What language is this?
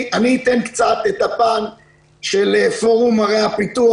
Hebrew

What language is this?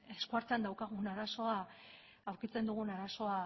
Basque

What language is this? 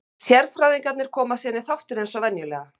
Icelandic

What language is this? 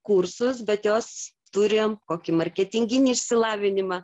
Lithuanian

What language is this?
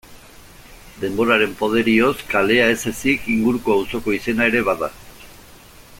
Basque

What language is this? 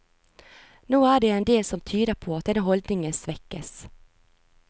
Norwegian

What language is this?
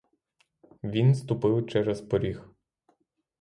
Ukrainian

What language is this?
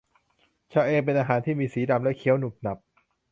Thai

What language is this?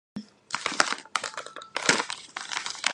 Georgian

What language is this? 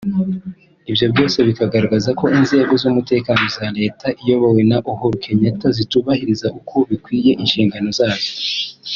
Kinyarwanda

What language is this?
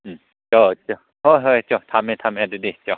Manipuri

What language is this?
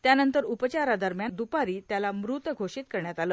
Marathi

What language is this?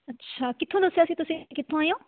Punjabi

